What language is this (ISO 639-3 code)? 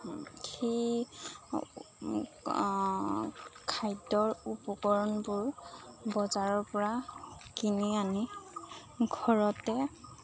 asm